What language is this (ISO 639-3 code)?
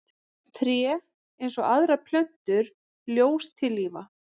isl